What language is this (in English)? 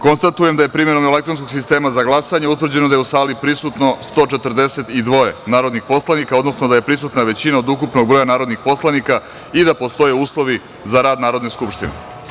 Serbian